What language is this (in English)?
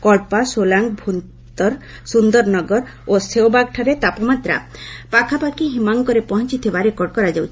Odia